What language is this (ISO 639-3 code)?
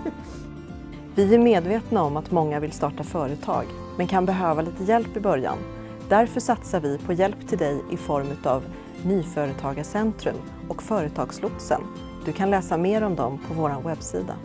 swe